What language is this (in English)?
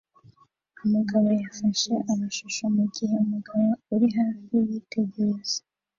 Kinyarwanda